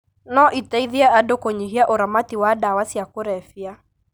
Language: Kikuyu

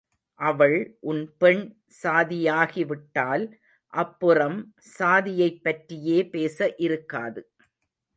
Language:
Tamil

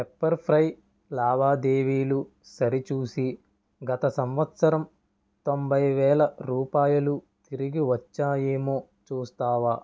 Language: Telugu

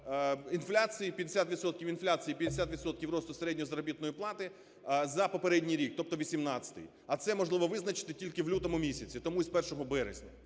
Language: Ukrainian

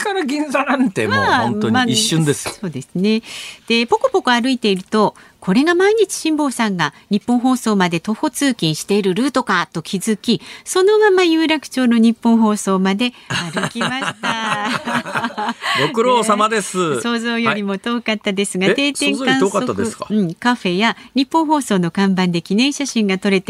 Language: Japanese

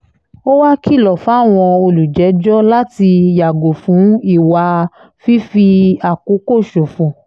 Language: Yoruba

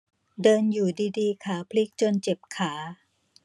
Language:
Thai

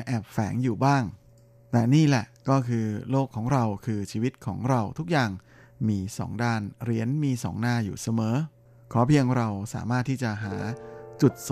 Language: Thai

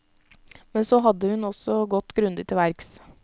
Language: Norwegian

